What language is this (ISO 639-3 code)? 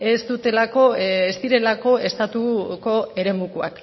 eus